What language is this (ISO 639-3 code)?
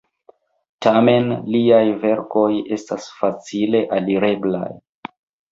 epo